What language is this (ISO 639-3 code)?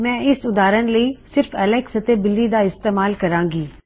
pan